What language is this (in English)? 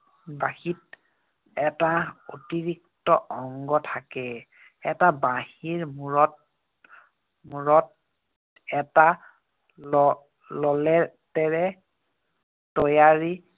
Assamese